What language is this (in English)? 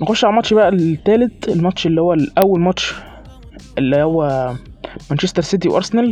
Arabic